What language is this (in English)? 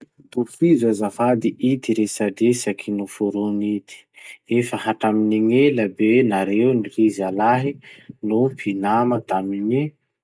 Masikoro Malagasy